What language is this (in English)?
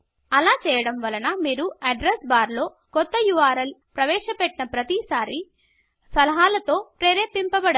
Telugu